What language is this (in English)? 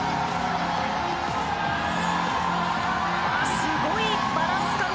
Japanese